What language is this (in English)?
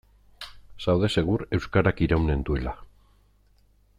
Basque